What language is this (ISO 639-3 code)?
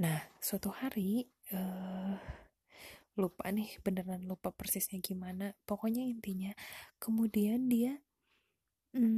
ind